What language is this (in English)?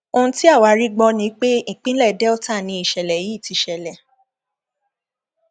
Yoruba